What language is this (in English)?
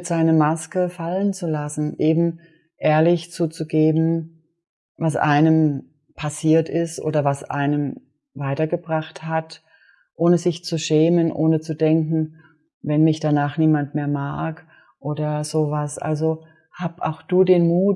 German